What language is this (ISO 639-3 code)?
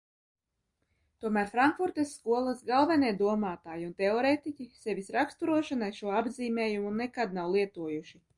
lav